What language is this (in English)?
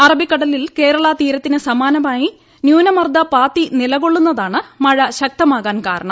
Malayalam